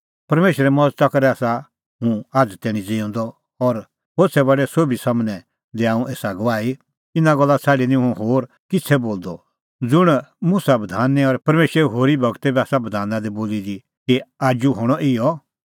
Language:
Kullu Pahari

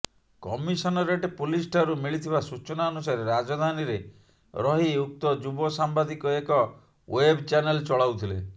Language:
Odia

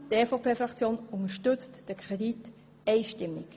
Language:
Swiss German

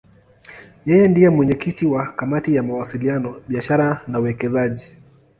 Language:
Swahili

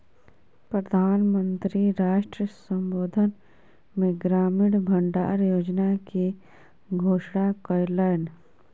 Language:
Maithili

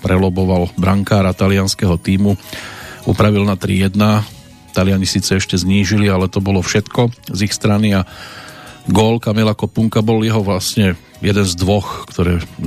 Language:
Slovak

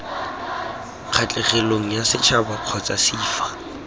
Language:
Tswana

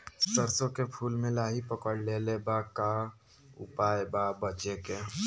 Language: Bhojpuri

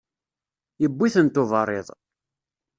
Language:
Kabyle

